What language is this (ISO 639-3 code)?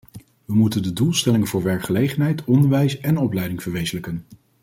nld